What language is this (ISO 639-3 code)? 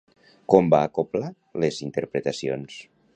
cat